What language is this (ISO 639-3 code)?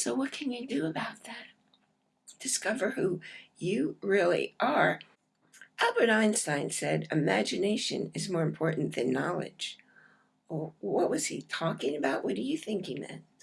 eng